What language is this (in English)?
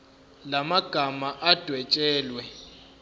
Zulu